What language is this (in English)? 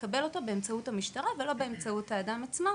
Hebrew